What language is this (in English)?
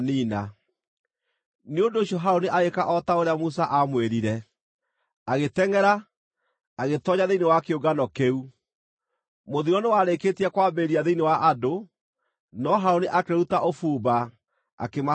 Kikuyu